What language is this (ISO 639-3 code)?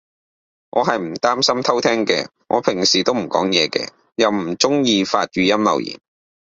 yue